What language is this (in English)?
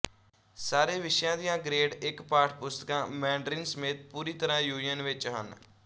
Punjabi